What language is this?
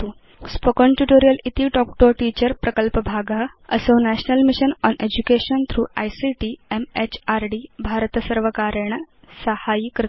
Sanskrit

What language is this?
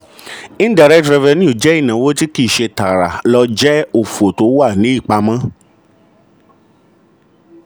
Yoruba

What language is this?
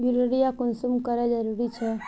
Magahi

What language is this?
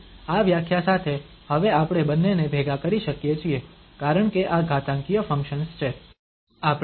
Gujarati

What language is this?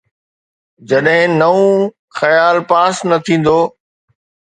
Sindhi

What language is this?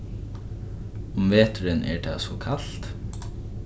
Faroese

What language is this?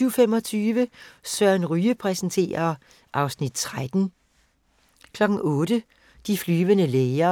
Danish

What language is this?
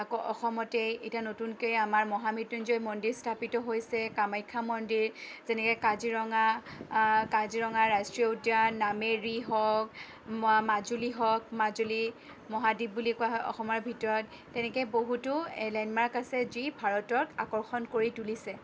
Assamese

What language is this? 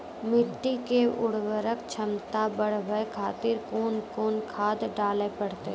Maithili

